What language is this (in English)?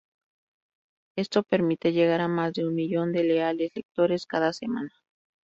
Spanish